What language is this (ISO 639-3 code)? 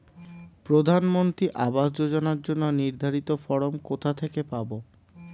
ben